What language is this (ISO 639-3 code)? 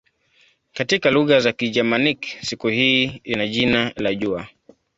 swa